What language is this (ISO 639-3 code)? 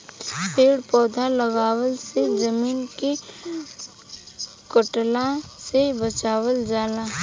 bho